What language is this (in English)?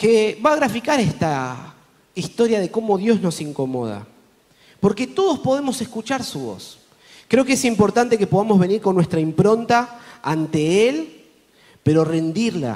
Spanish